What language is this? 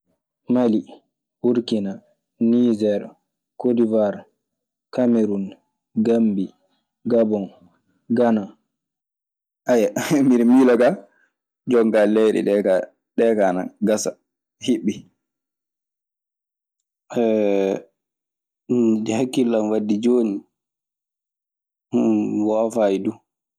Maasina Fulfulde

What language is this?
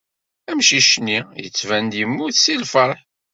Kabyle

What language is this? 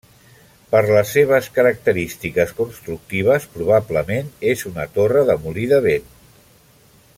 Catalan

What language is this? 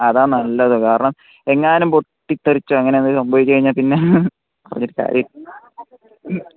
Malayalam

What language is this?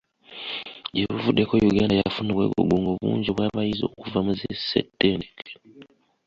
Ganda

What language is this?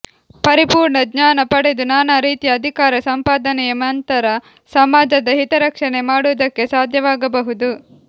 Kannada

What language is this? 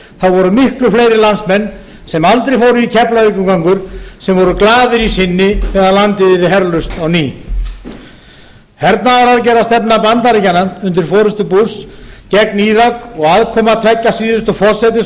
Icelandic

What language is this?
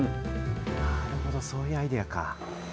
Japanese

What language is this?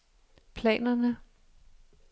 Danish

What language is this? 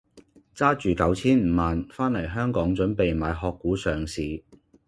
Cantonese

